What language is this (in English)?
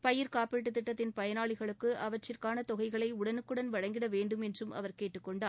Tamil